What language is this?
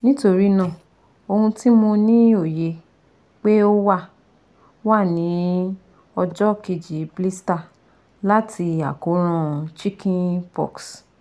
Yoruba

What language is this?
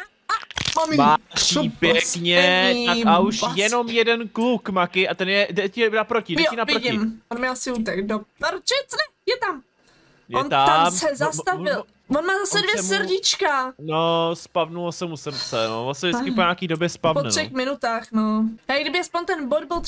Czech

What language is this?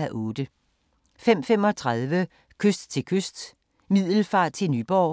Danish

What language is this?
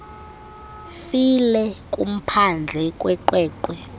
Xhosa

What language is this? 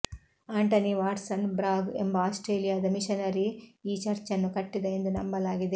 Kannada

